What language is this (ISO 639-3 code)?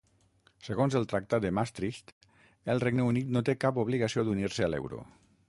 cat